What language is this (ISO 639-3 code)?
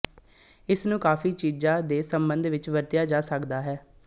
pan